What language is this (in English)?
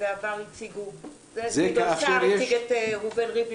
Hebrew